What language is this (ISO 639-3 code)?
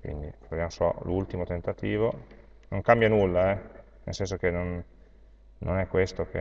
ita